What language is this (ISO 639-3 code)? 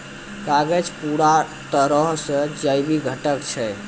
mai